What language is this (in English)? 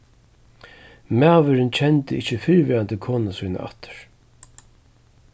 Faroese